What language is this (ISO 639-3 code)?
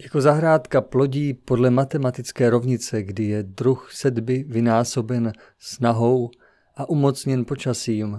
ces